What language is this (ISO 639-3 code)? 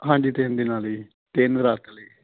pan